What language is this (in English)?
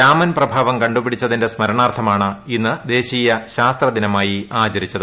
Malayalam